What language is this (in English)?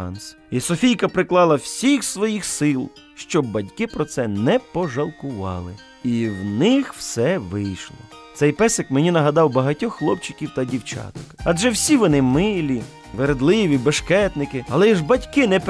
Ukrainian